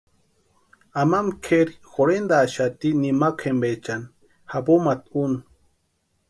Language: Western Highland Purepecha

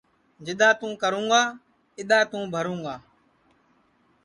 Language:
Sansi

